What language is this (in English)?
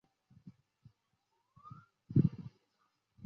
Chinese